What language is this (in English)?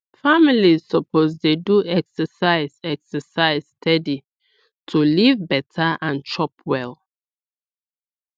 Nigerian Pidgin